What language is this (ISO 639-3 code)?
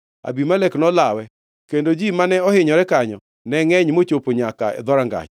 luo